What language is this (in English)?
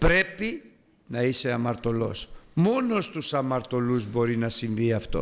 Greek